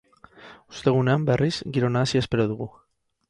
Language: Basque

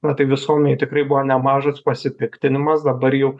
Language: Lithuanian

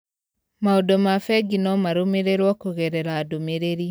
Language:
Kikuyu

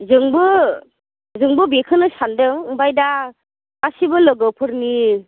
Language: Bodo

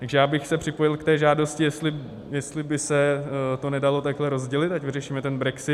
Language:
Czech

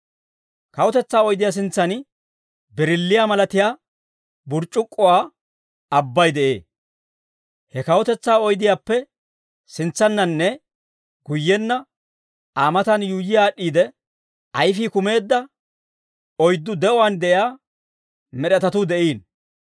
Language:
Dawro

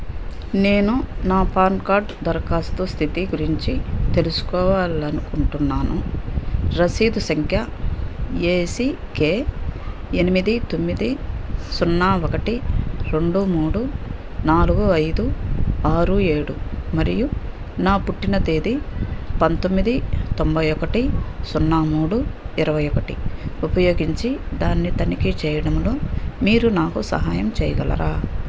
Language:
Telugu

